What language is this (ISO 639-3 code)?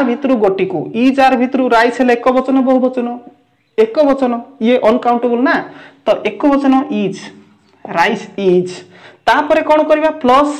hin